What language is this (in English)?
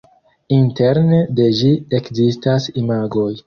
Esperanto